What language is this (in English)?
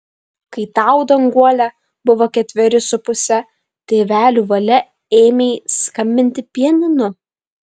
Lithuanian